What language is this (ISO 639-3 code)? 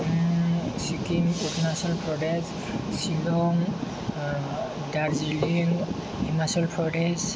brx